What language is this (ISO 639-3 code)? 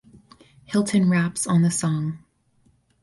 eng